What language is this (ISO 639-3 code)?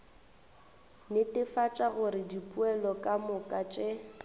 nso